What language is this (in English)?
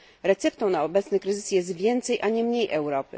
Polish